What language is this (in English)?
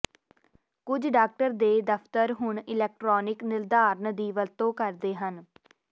Punjabi